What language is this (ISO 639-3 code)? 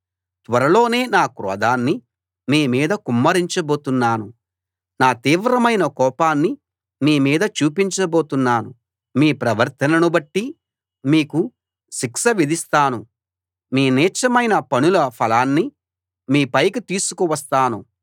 tel